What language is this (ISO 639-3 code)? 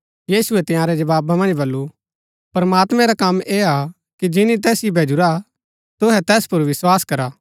gbk